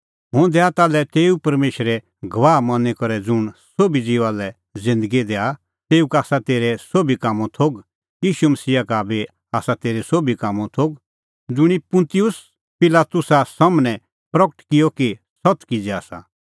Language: Kullu Pahari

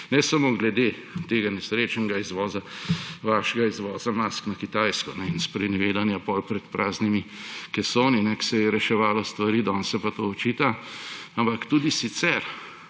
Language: Slovenian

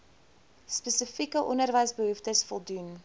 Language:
Afrikaans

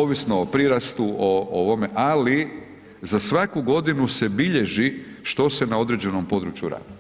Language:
Croatian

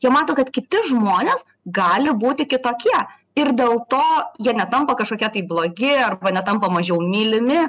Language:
Lithuanian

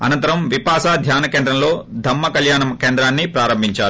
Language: Telugu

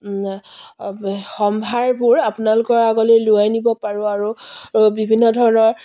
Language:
Assamese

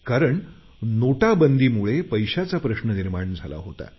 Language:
Marathi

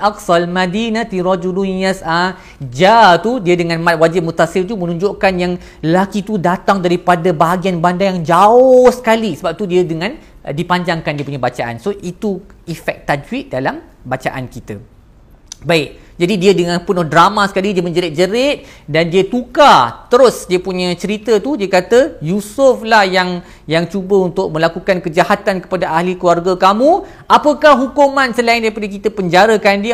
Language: Malay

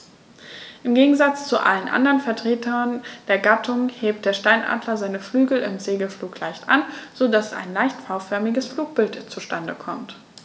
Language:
German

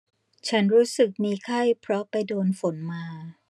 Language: Thai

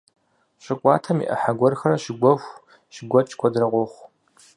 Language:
Kabardian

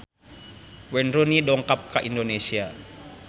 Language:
Sundanese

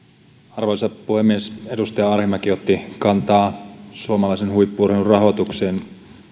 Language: Finnish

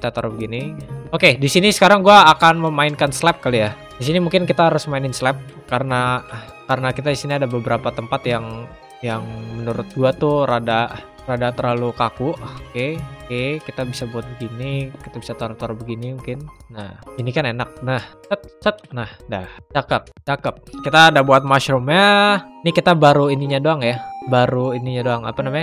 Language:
Indonesian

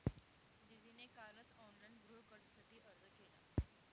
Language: Marathi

